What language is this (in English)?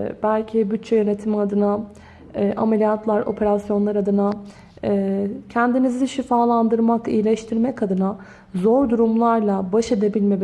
Turkish